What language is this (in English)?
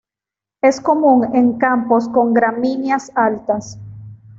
Spanish